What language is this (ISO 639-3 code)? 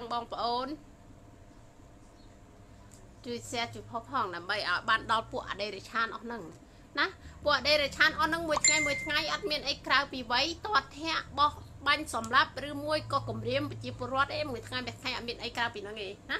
tha